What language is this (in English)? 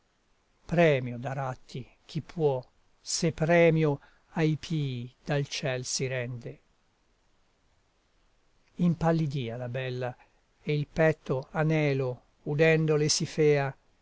Italian